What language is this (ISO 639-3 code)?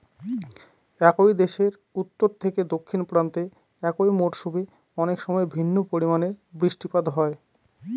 ben